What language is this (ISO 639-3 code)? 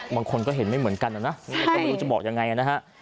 tha